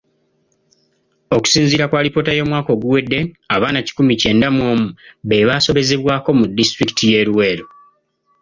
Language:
Ganda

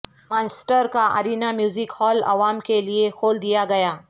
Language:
Urdu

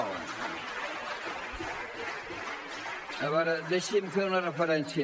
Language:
Catalan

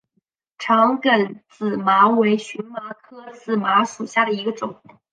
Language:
Chinese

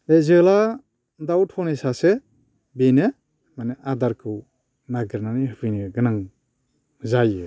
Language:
Bodo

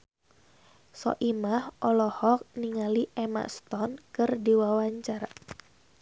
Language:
Sundanese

